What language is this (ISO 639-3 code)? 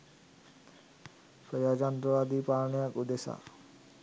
sin